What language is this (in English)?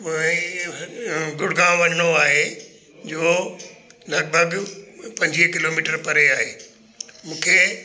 Sindhi